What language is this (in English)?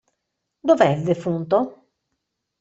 Italian